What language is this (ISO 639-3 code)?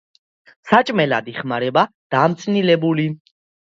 kat